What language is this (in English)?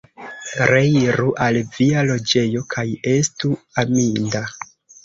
Esperanto